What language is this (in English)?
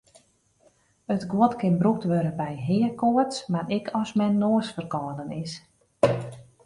Western Frisian